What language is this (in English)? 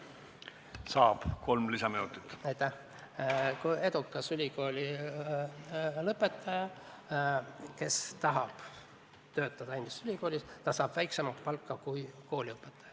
Estonian